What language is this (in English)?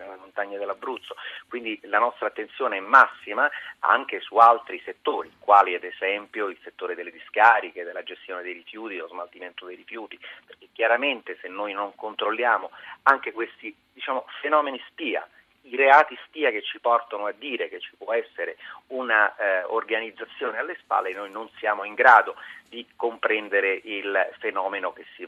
Italian